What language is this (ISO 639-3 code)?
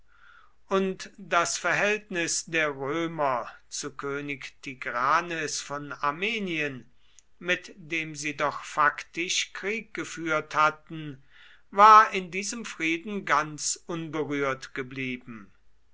deu